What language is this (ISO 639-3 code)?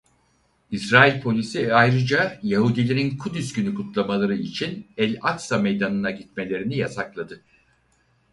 tur